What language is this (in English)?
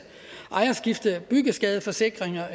Danish